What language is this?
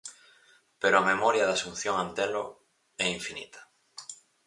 Galician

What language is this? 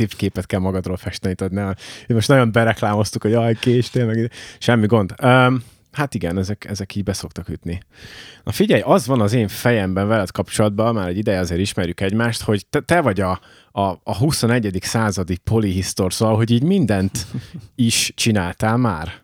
Hungarian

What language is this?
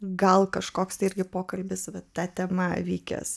Lithuanian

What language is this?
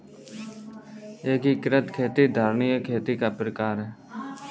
Hindi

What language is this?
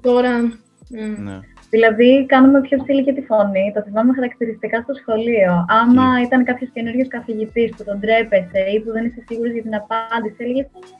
Greek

